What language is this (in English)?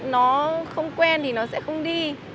Vietnamese